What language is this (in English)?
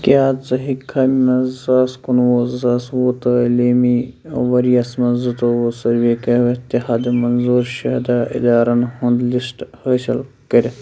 Kashmiri